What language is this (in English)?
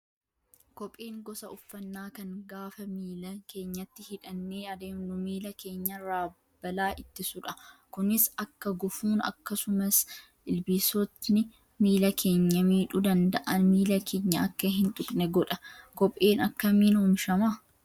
Oromo